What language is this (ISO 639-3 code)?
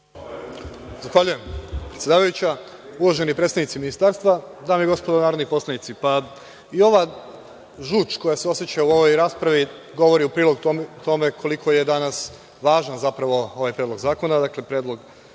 srp